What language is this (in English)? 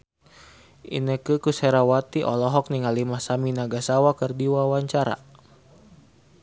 Sundanese